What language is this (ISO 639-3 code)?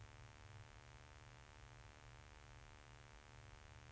swe